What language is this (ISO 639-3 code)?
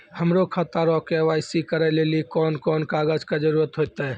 mai